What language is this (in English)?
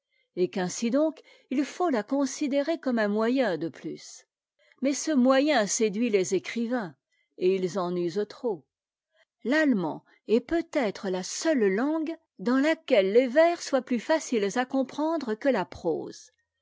French